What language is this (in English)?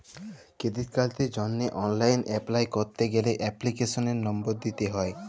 Bangla